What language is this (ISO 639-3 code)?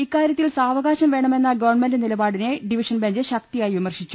mal